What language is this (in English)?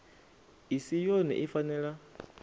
Venda